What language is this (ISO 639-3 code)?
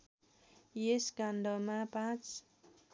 nep